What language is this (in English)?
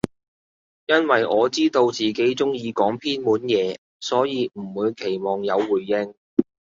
Cantonese